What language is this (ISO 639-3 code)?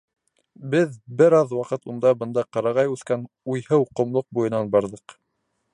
bak